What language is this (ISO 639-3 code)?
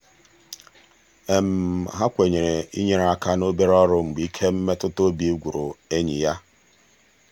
ibo